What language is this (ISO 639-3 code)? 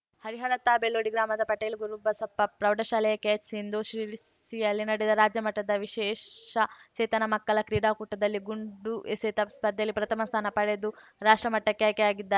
kan